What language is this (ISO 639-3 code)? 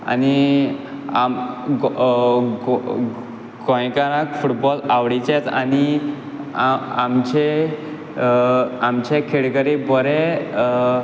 kok